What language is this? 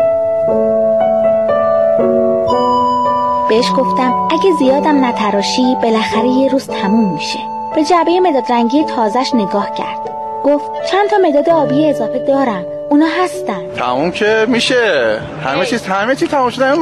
Persian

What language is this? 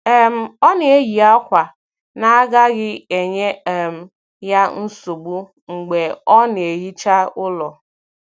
Igbo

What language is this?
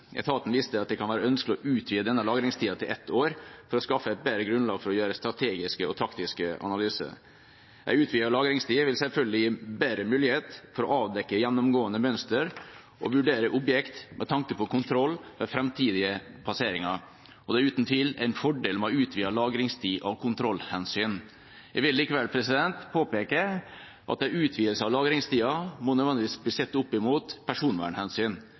Norwegian Bokmål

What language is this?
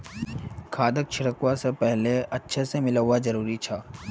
Magahi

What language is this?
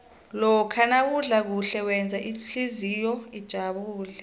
South Ndebele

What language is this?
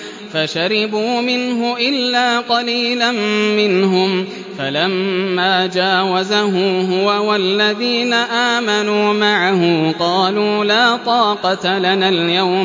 Arabic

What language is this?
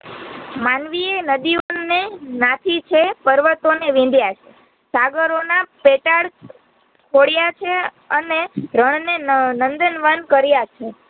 Gujarati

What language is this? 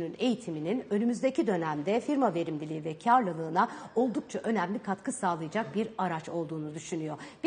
Turkish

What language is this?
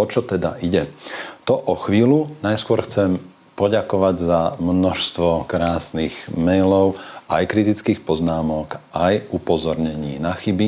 Slovak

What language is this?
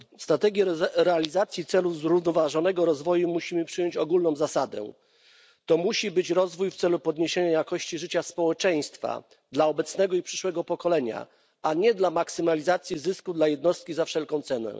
Polish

